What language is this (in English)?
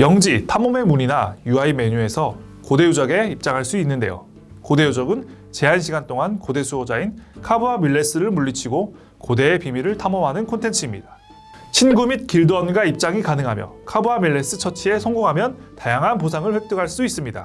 Korean